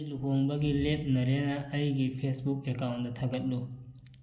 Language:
Manipuri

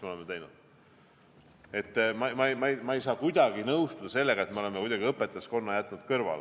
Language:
Estonian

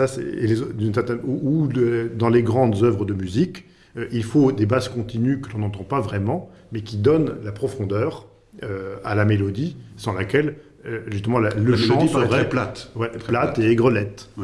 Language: French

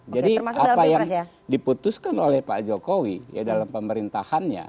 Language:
Indonesian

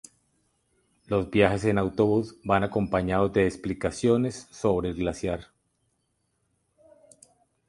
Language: Spanish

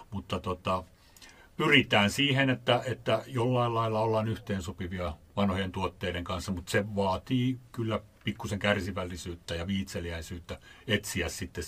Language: Finnish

